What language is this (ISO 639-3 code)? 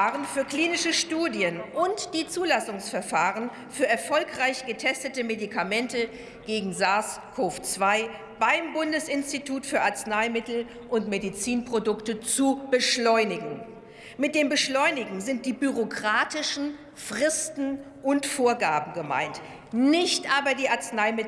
deu